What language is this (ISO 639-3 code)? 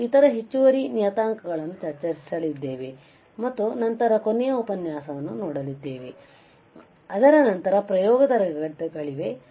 kan